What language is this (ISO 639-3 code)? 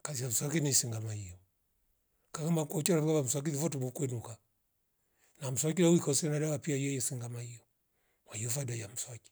rof